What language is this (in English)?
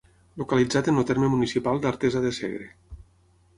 Catalan